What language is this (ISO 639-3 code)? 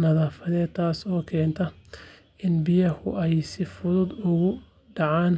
som